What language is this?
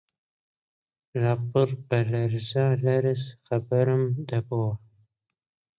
Central Kurdish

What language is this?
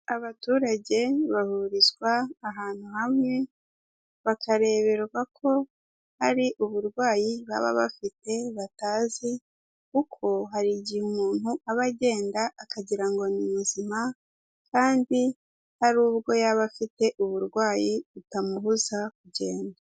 Kinyarwanda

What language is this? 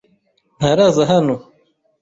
Kinyarwanda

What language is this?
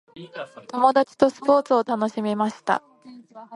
Japanese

